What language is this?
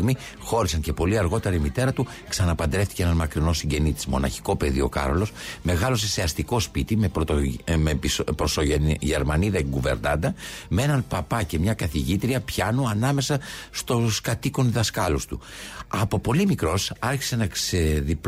Greek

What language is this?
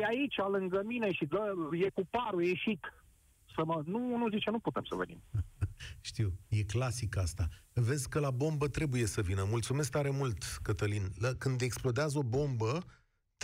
Romanian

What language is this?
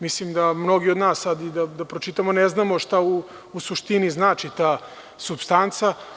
Serbian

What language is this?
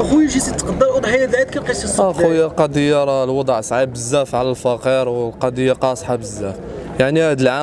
Arabic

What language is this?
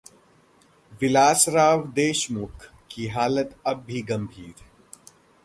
Hindi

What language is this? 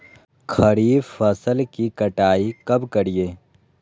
Magahi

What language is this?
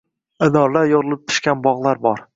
Uzbek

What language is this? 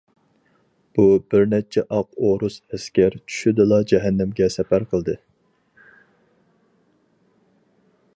Uyghur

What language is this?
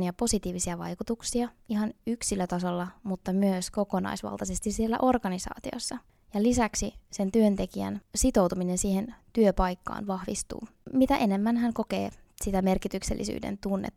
Finnish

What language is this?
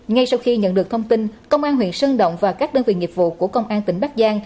Vietnamese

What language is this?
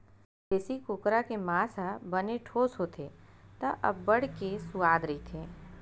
Chhattisgarhi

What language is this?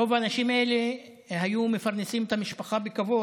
Hebrew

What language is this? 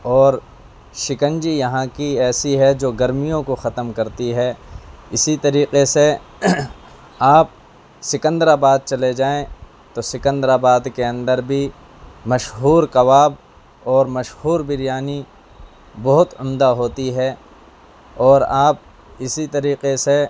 Urdu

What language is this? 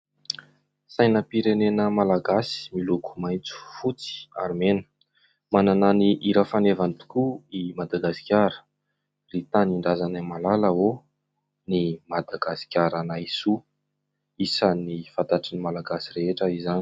Malagasy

